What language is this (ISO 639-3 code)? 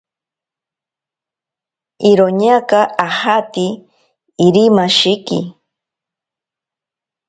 prq